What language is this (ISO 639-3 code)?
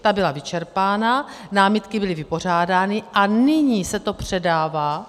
ces